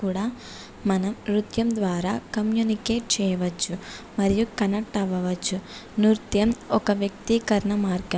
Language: Telugu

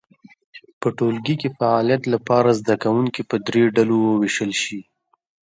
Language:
Pashto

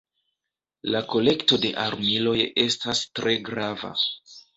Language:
Esperanto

